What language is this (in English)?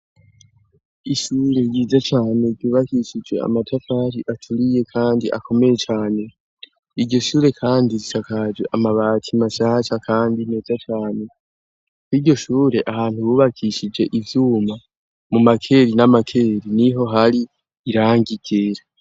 Rundi